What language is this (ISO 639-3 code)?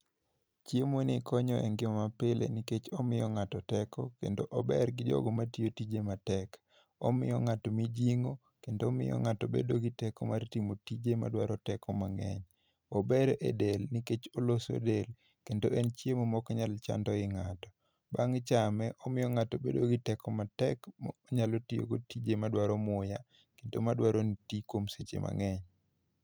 luo